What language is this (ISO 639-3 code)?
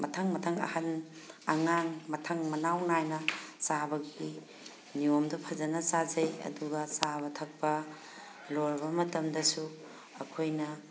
mni